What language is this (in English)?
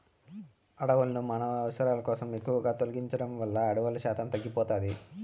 Telugu